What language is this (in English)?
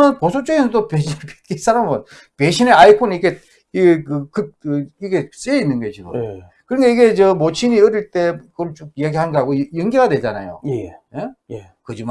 Korean